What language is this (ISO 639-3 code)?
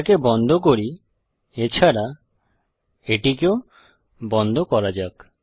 ben